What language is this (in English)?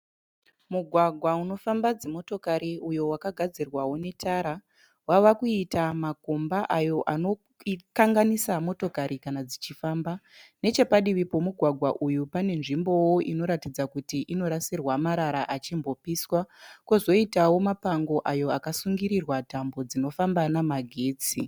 Shona